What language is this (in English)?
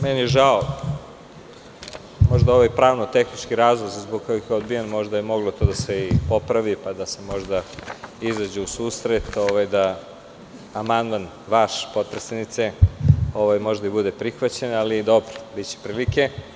Serbian